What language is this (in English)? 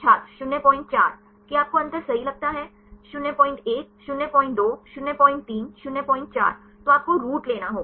Hindi